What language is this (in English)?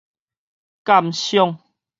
Min Nan Chinese